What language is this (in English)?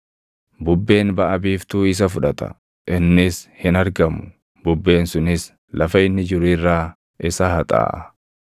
Oromo